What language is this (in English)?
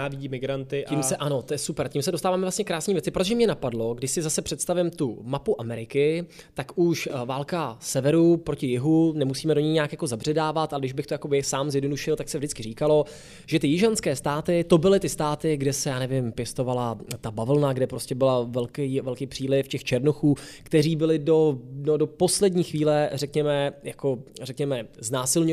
Czech